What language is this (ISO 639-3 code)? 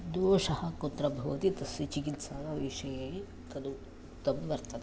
san